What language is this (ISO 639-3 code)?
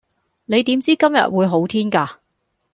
yue